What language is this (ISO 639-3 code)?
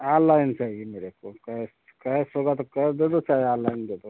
hin